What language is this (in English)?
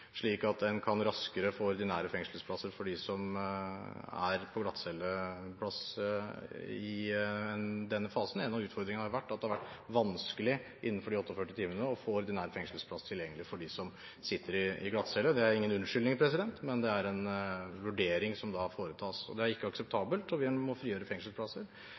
Norwegian Bokmål